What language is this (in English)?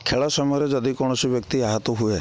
Odia